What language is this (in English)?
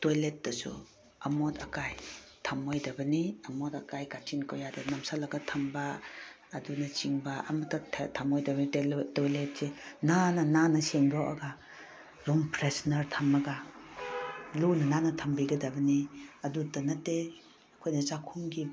Manipuri